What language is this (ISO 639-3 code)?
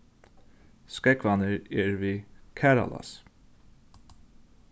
fao